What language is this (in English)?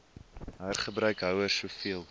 Afrikaans